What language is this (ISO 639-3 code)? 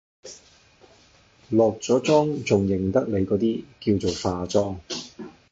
yue